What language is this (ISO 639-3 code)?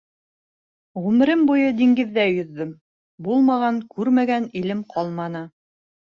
bak